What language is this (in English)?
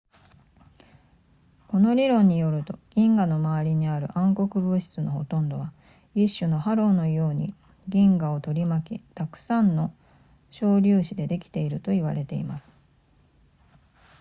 Japanese